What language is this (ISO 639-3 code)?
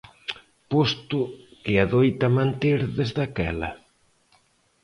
glg